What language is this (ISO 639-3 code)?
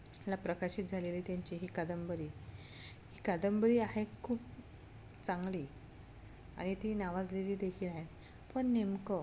mar